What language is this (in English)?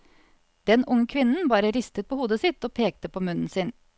Norwegian